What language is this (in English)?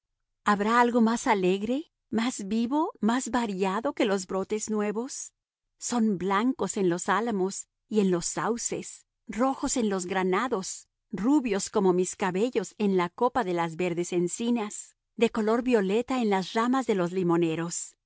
Spanish